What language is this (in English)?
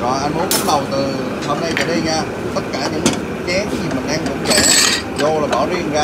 Vietnamese